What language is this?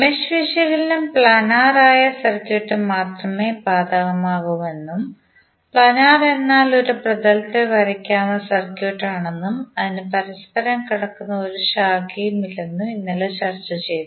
Malayalam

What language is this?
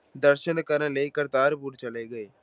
Punjabi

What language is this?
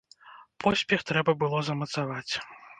Belarusian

